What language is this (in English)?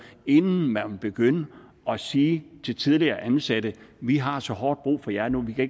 Danish